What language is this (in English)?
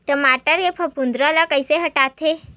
Chhattisgarhi